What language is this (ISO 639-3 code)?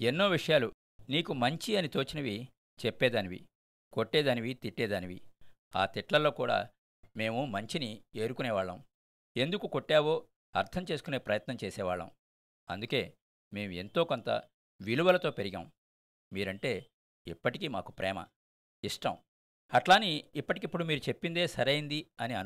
tel